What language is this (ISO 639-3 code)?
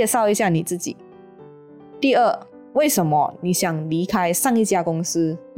zho